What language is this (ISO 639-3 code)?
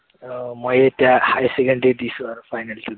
asm